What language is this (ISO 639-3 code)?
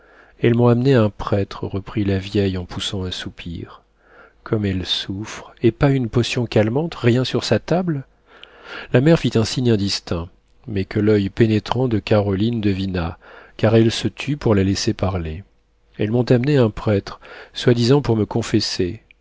fra